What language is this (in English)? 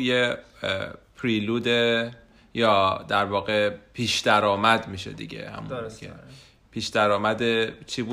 Persian